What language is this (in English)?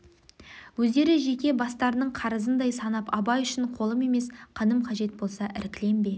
Kazakh